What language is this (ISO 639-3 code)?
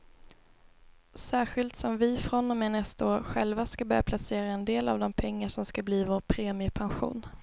swe